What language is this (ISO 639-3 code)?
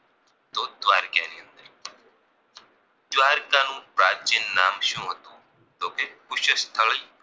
guj